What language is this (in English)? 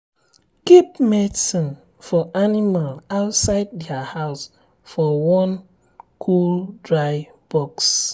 Nigerian Pidgin